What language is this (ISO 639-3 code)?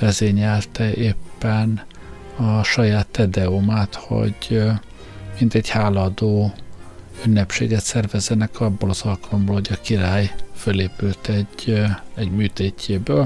hun